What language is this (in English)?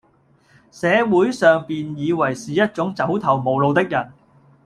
Cantonese